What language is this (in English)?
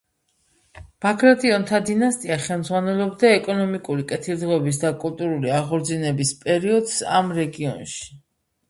Georgian